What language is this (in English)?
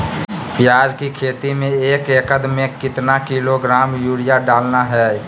Magahi